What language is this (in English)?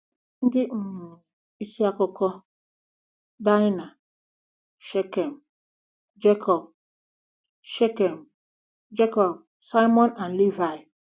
Igbo